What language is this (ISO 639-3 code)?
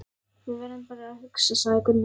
isl